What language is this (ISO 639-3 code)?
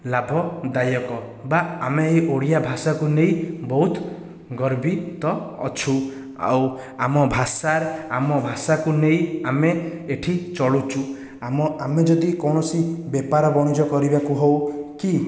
ori